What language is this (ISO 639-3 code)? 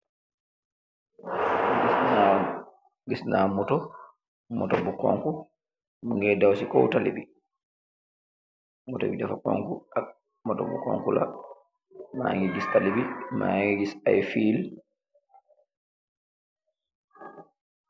wol